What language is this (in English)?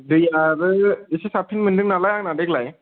Bodo